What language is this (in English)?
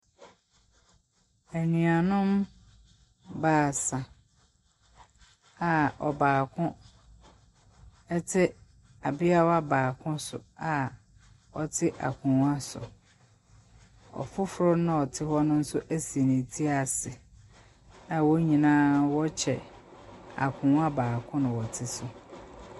Akan